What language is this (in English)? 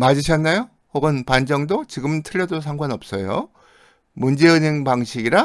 Korean